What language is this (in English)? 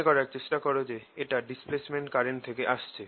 Bangla